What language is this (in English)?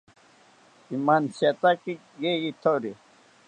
South Ucayali Ashéninka